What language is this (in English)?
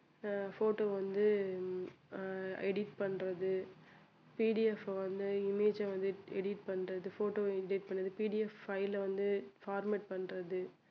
Tamil